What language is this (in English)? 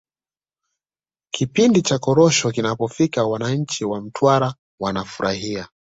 Swahili